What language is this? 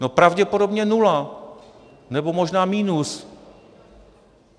Czech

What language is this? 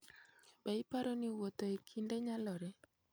Luo (Kenya and Tanzania)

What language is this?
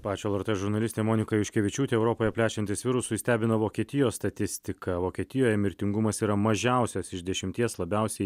Lithuanian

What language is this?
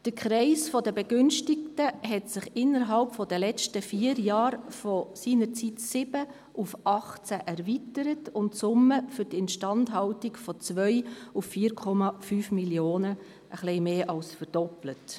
Swiss German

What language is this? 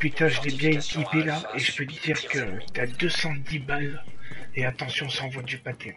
French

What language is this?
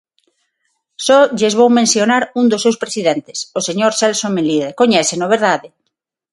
Galician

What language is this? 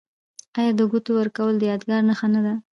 Pashto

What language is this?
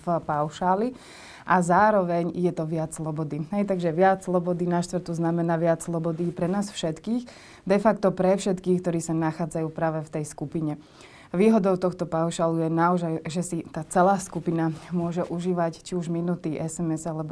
Slovak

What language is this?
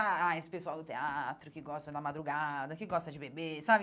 Portuguese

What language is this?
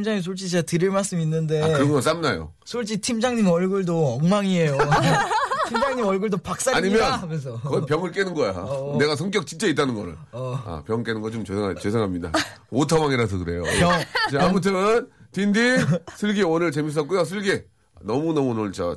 Korean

